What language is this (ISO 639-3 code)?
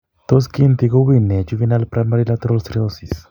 kln